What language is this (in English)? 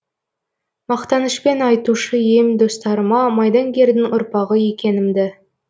Kazakh